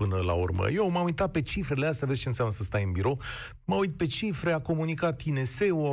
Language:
Romanian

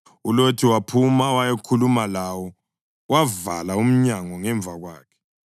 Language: North Ndebele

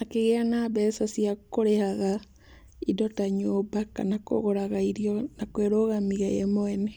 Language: Kikuyu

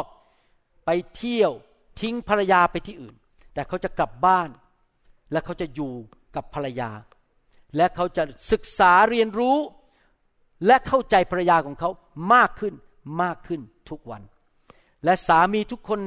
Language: Thai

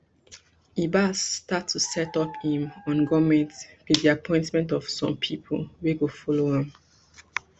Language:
Nigerian Pidgin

